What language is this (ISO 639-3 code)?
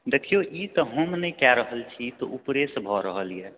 mai